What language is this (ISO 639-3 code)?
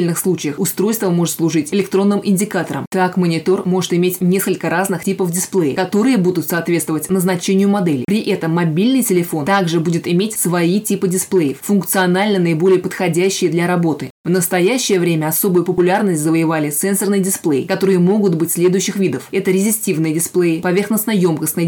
rus